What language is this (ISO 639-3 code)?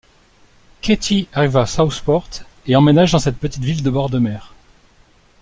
fra